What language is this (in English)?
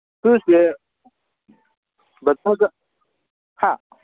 Manipuri